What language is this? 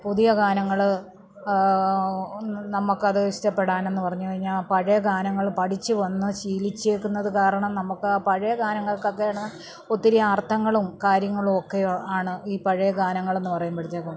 Malayalam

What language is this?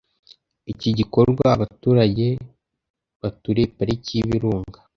Kinyarwanda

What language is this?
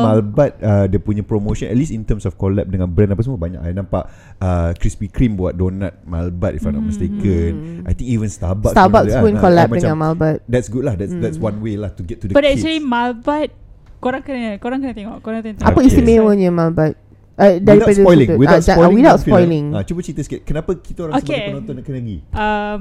Malay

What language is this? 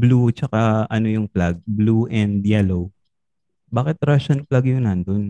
Filipino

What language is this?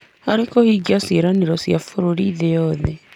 Kikuyu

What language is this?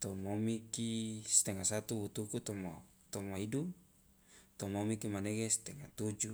Loloda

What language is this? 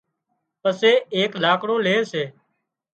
Wadiyara Koli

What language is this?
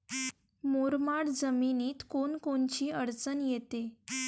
Marathi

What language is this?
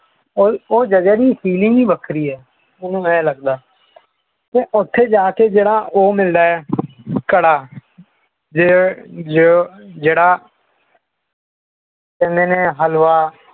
Punjabi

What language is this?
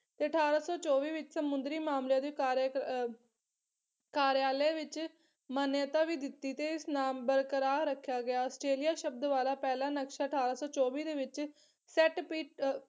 Punjabi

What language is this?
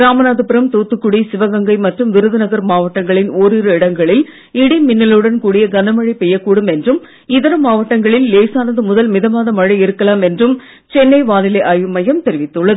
Tamil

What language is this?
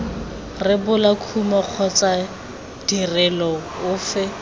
Tswana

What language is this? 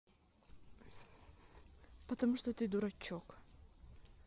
Russian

